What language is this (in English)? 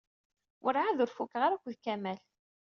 Kabyle